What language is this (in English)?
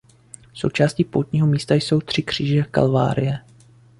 Czech